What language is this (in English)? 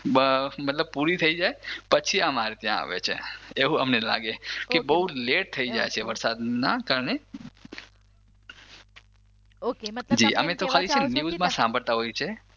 Gujarati